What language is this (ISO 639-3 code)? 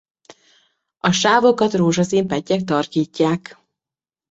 hun